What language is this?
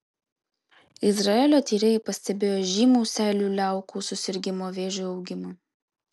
Lithuanian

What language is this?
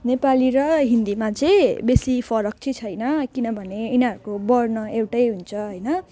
Nepali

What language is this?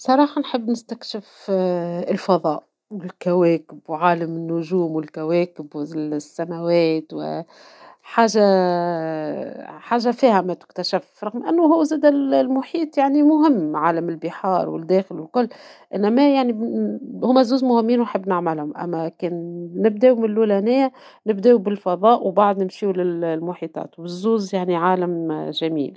Tunisian Arabic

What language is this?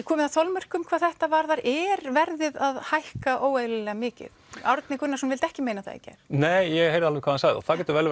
Icelandic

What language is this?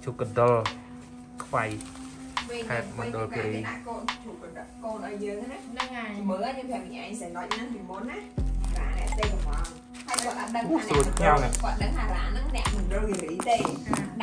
Vietnamese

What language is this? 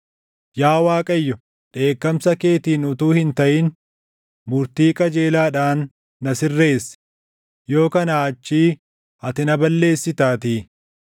Oromo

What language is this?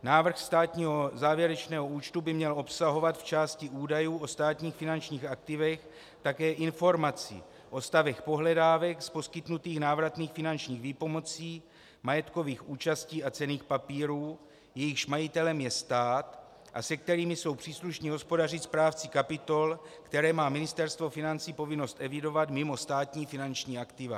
Czech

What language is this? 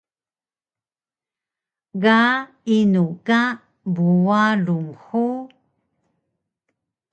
Taroko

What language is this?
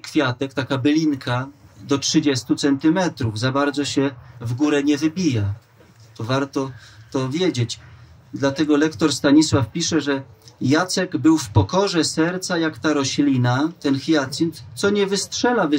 Polish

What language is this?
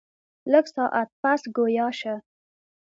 Pashto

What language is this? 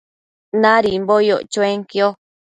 Matsés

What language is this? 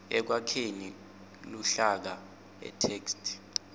Swati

